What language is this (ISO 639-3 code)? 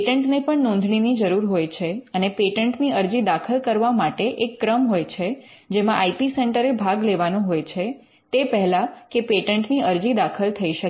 guj